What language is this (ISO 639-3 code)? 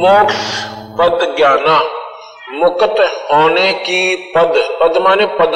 hin